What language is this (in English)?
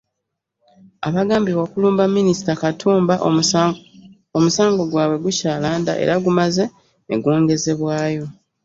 Ganda